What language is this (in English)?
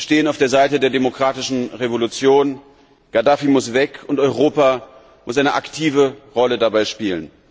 German